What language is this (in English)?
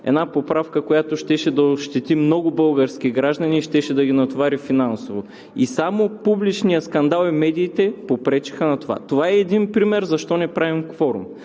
Bulgarian